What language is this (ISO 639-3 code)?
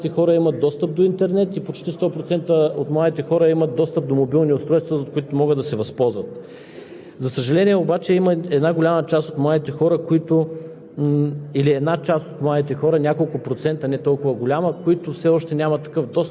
bul